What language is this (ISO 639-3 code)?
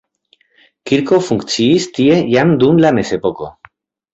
epo